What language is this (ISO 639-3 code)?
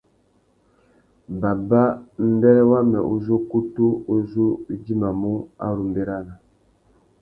bag